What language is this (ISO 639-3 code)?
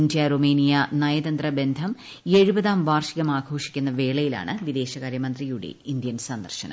mal